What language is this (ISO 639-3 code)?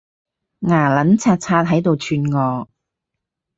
yue